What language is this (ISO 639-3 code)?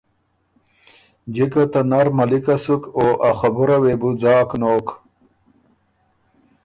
oru